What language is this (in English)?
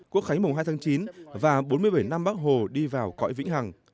Vietnamese